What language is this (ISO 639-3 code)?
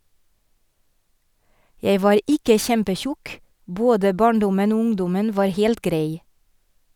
nor